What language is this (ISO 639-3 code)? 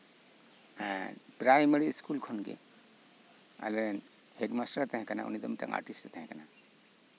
sat